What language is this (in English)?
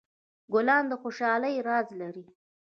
Pashto